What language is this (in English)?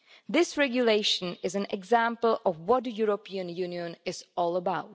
English